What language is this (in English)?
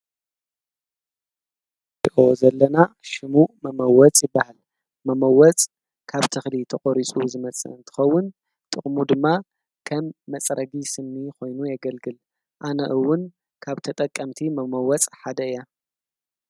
Tigrinya